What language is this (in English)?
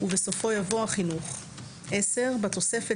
Hebrew